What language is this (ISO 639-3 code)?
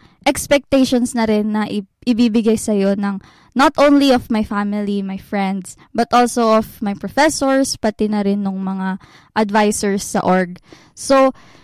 fil